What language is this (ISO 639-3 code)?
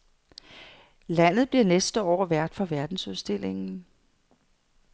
dan